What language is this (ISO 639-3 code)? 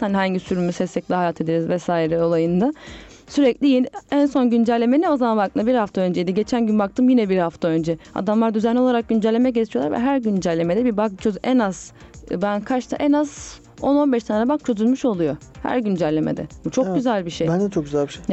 tur